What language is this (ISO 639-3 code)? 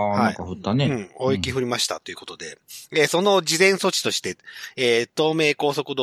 jpn